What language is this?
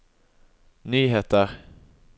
Norwegian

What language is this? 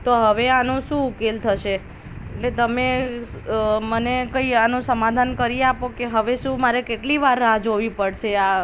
Gujarati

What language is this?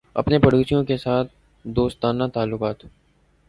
Urdu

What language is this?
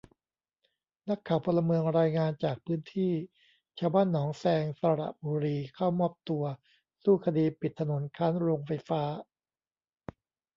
Thai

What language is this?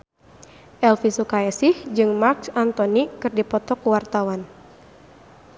Sundanese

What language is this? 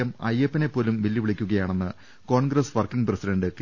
Malayalam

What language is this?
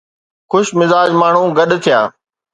Sindhi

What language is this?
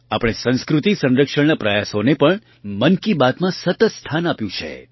Gujarati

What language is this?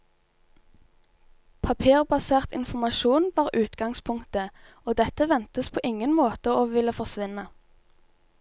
Norwegian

